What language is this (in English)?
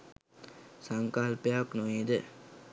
Sinhala